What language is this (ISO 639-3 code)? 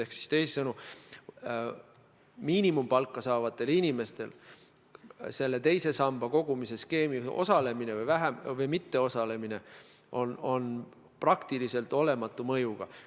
est